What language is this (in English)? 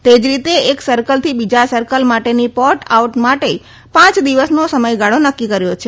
Gujarati